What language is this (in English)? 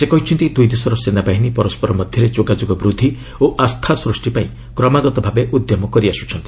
Odia